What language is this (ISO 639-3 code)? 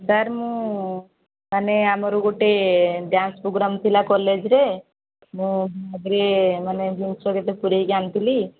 ori